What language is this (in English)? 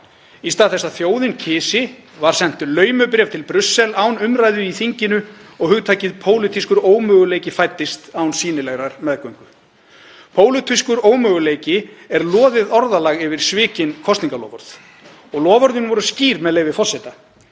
Icelandic